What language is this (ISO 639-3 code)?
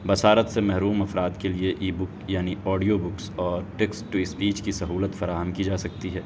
urd